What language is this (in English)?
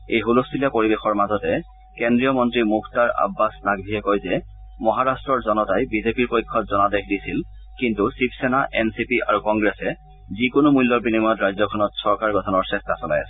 Assamese